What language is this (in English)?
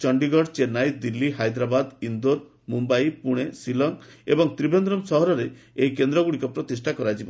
Odia